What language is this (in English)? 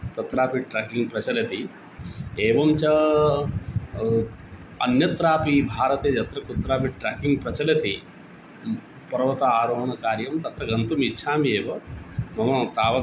Sanskrit